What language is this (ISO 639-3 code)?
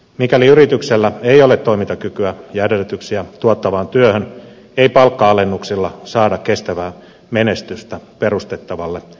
fin